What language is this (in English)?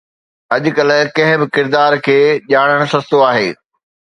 Sindhi